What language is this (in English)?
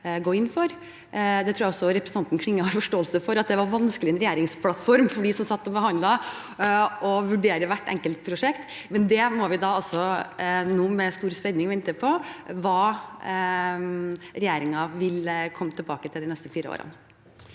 Norwegian